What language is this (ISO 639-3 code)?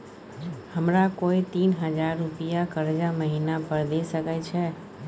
mai